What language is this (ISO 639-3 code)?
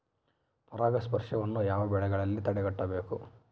kan